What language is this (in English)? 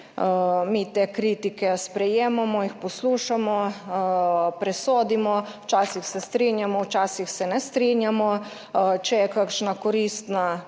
Slovenian